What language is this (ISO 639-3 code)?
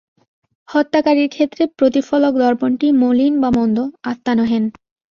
ben